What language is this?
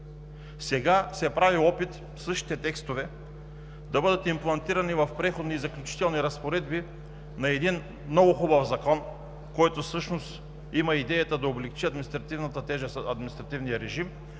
Bulgarian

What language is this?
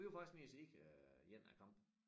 Danish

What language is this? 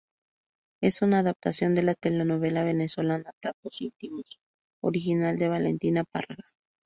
Spanish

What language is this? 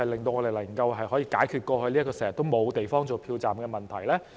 Cantonese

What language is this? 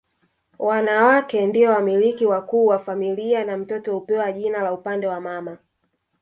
Swahili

